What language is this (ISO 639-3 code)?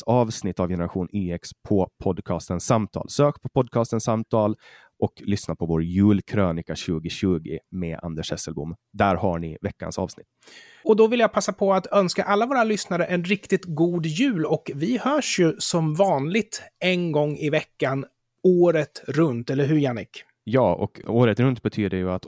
swe